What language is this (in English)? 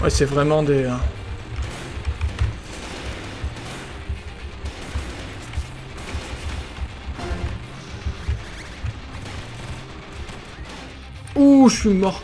French